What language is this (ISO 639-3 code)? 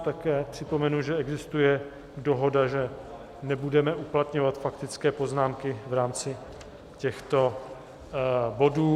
ces